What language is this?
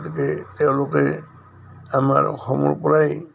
Assamese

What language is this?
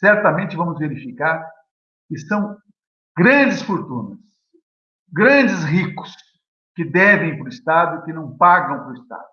Portuguese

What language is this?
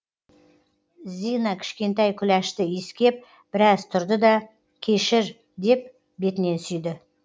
Kazakh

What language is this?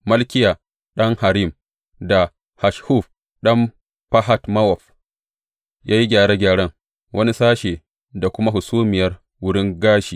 Hausa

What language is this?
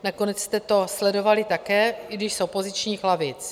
Czech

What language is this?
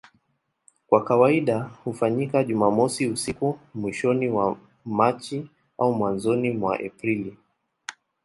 Swahili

